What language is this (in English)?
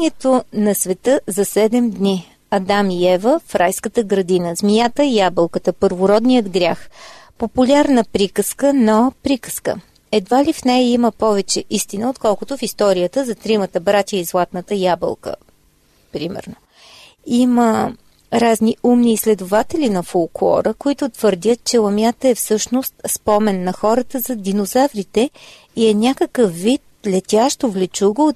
Bulgarian